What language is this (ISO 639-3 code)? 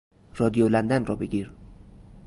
fas